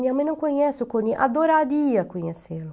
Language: Portuguese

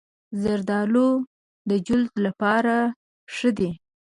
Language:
Pashto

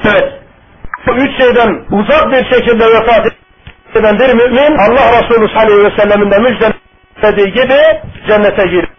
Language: Turkish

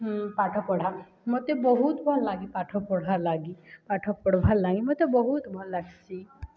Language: Odia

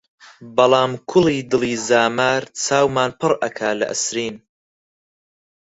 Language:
Central Kurdish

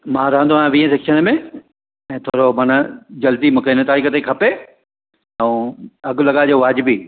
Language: Sindhi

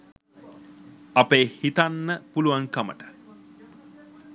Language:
Sinhala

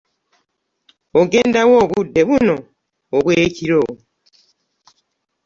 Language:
Ganda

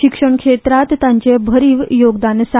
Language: Konkani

